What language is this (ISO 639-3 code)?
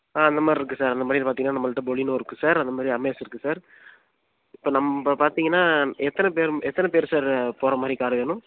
tam